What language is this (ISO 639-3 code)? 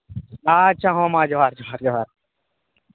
sat